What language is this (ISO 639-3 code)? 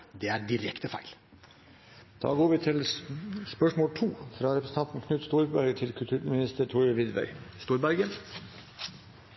nor